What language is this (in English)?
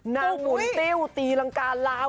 Thai